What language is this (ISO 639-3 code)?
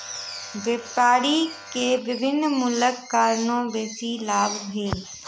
mai